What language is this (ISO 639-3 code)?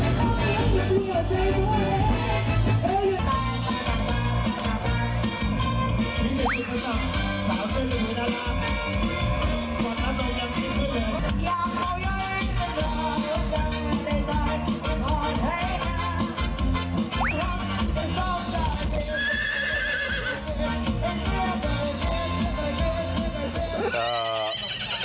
tha